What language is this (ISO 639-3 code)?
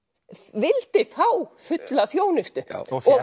isl